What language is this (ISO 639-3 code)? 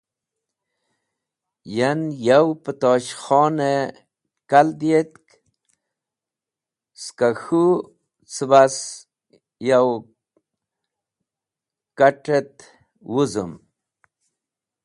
wbl